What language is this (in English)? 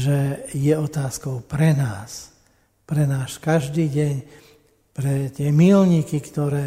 Slovak